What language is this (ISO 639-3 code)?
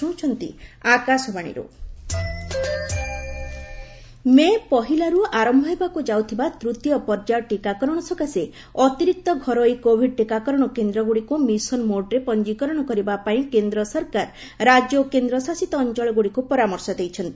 ori